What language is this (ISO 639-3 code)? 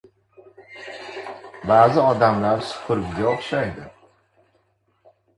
uzb